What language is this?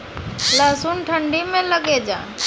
Maithili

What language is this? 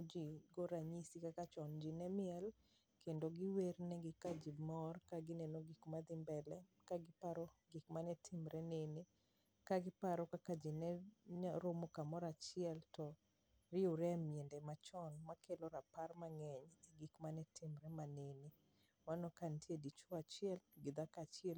Luo (Kenya and Tanzania)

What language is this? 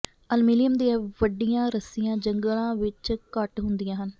Punjabi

